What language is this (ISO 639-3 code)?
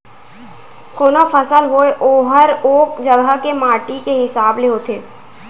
hne